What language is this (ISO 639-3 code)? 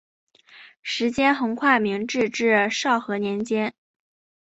zho